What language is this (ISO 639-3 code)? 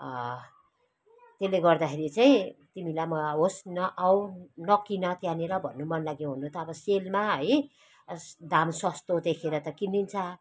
nep